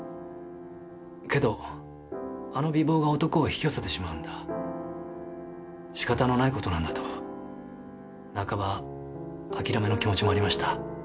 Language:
Japanese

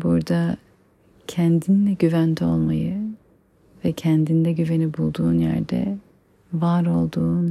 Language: Turkish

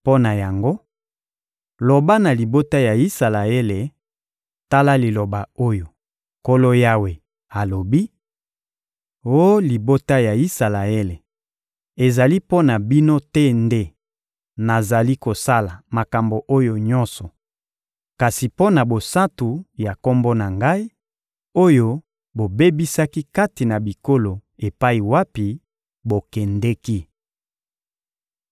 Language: Lingala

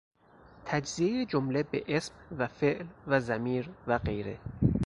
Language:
Persian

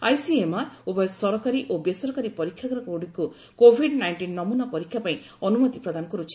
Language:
Odia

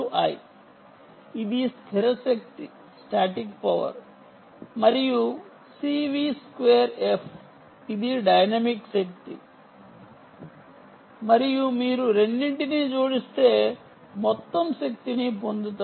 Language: Telugu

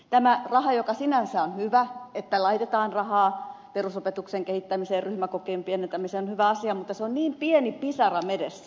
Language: Finnish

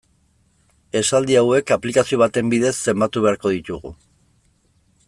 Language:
Basque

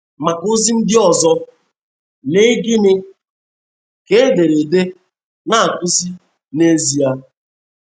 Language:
Igbo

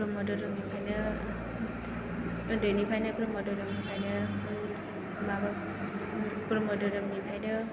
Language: Bodo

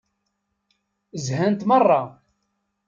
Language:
Kabyle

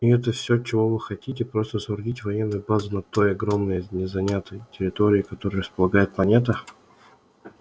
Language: Russian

